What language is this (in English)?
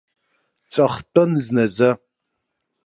Abkhazian